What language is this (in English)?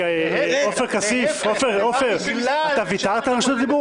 Hebrew